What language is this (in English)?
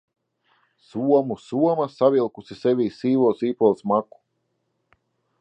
Latvian